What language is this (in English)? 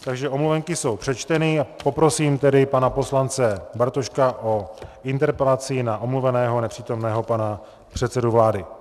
Czech